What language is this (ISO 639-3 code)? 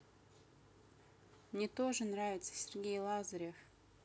rus